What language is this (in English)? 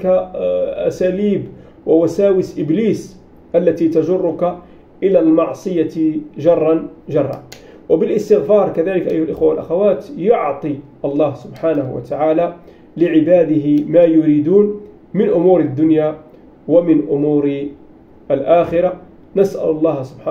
Arabic